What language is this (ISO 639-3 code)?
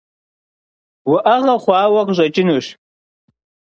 kbd